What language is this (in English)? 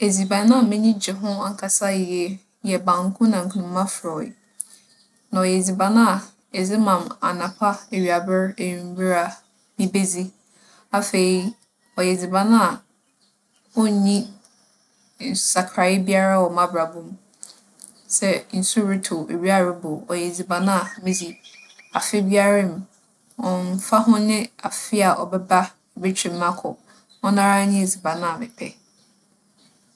Akan